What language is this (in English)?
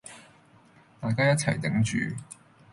Cantonese